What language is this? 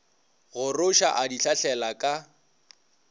Northern Sotho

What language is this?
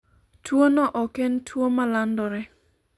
Luo (Kenya and Tanzania)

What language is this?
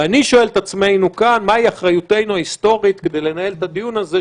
Hebrew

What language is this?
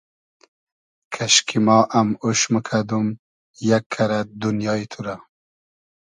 Hazaragi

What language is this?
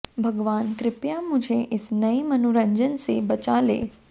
Hindi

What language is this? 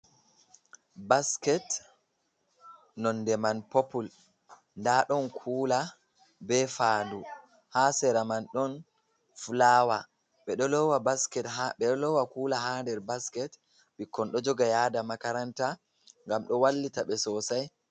Fula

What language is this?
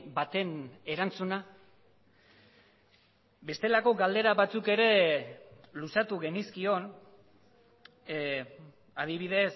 Basque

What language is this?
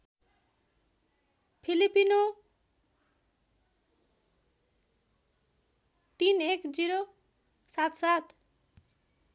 Nepali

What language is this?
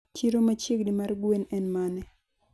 Luo (Kenya and Tanzania)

